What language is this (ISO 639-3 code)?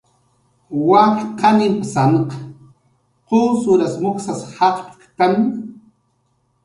jqr